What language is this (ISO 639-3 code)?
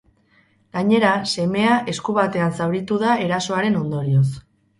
eus